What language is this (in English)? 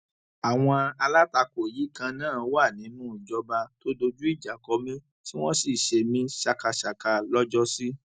Yoruba